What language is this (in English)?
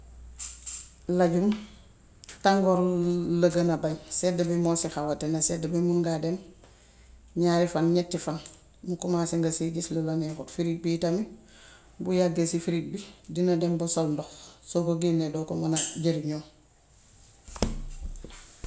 Gambian Wolof